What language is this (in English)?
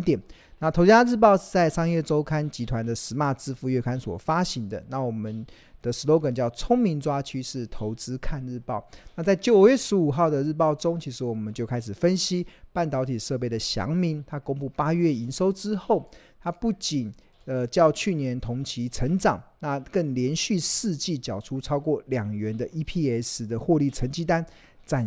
Chinese